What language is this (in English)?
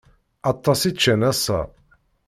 Kabyle